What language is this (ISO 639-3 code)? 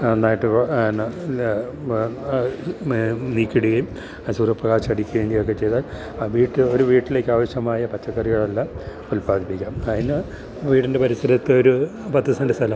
mal